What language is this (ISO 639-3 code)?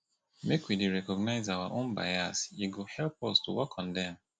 pcm